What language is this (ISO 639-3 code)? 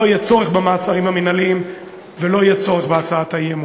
heb